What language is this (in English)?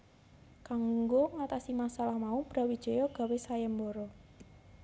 Javanese